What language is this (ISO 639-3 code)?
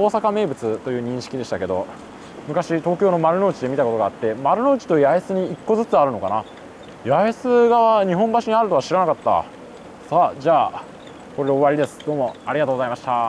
jpn